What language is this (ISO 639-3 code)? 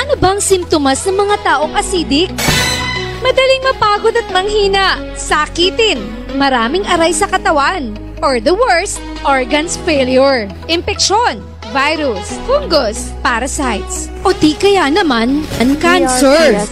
fil